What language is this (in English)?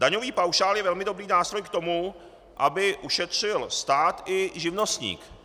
Czech